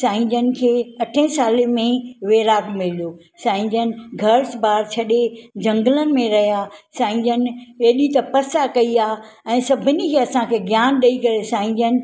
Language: Sindhi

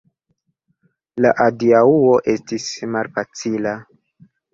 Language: Esperanto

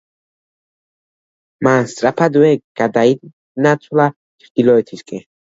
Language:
Georgian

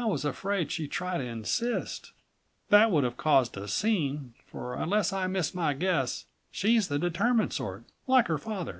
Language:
English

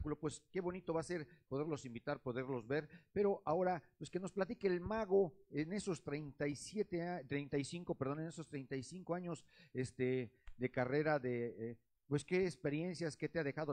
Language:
Spanish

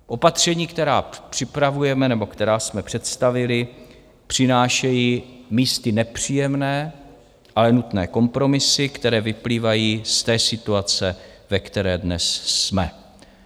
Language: Czech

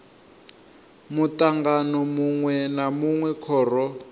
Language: Venda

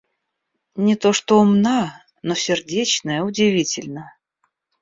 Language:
Russian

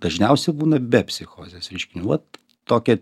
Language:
Lithuanian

